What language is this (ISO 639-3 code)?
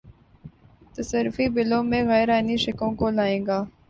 urd